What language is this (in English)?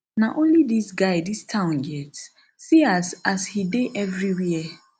Nigerian Pidgin